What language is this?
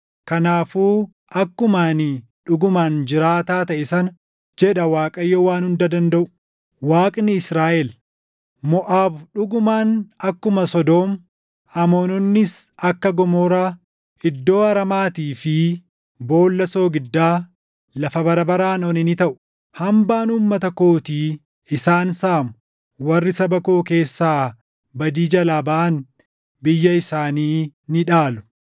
Oromo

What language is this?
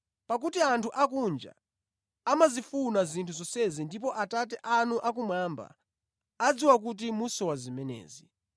Nyanja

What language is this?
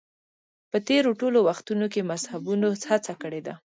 Pashto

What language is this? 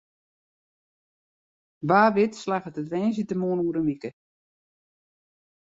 Western Frisian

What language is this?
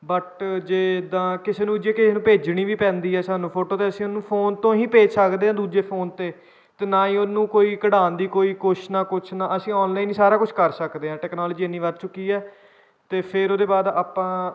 Punjabi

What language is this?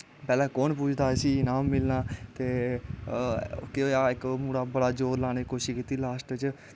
Dogri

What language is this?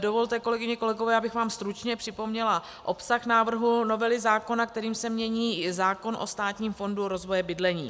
Czech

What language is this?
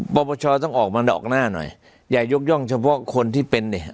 Thai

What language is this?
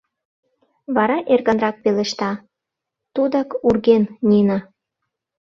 Mari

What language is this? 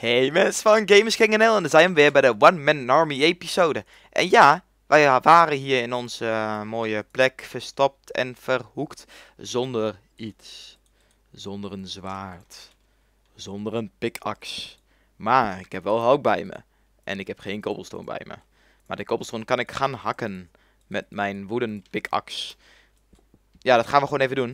Dutch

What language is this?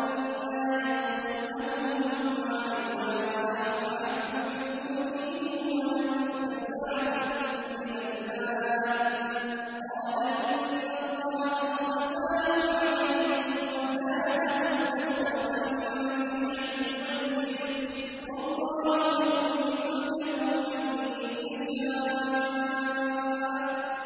Arabic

